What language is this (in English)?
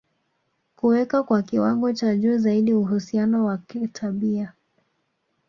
Swahili